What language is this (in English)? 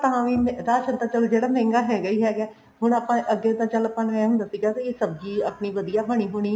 Punjabi